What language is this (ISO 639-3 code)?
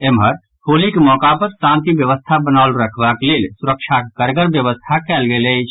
mai